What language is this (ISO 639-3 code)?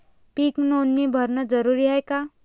mar